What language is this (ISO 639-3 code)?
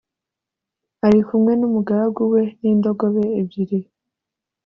kin